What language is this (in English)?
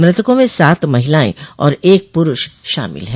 Hindi